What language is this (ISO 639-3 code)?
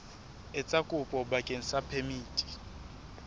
sot